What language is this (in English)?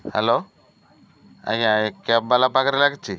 Odia